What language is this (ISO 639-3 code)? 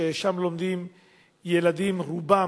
heb